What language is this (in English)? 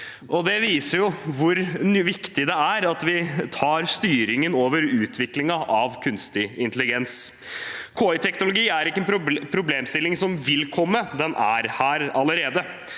Norwegian